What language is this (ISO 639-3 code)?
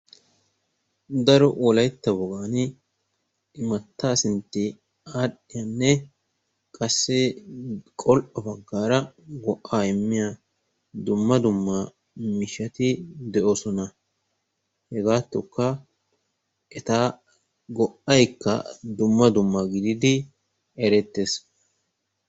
wal